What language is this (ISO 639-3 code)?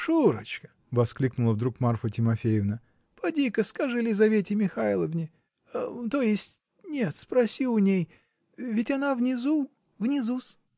rus